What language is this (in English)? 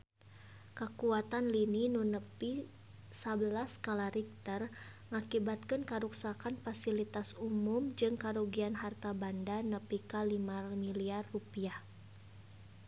Sundanese